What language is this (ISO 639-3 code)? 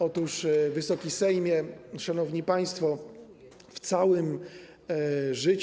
pol